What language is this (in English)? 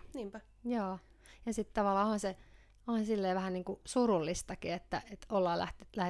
Finnish